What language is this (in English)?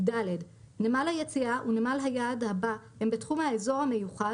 Hebrew